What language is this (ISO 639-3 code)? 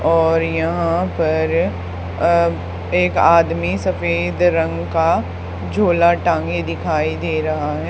hin